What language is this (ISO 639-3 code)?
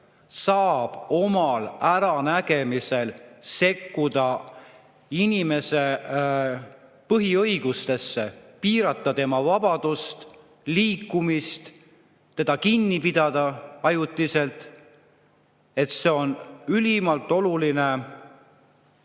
est